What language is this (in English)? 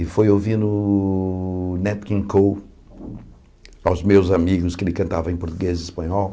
Portuguese